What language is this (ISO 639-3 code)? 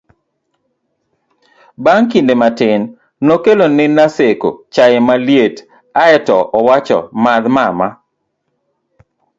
luo